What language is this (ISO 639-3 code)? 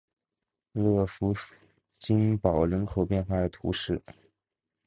zho